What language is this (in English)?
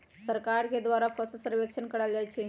Magahi